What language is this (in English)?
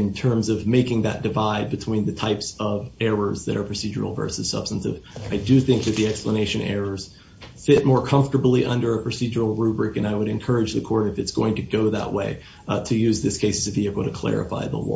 English